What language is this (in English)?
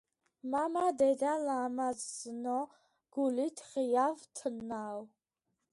Georgian